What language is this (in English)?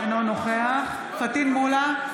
Hebrew